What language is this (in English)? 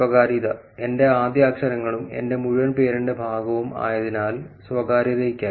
Malayalam